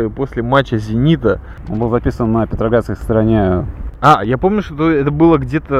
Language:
Russian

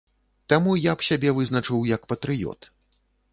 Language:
Belarusian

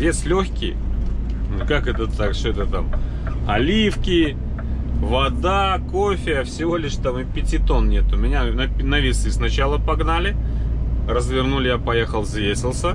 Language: Russian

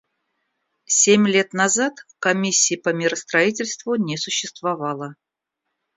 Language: Russian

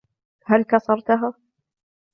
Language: Arabic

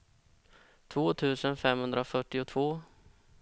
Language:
Swedish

